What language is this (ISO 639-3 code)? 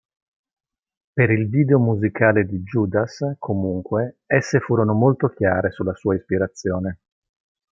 ita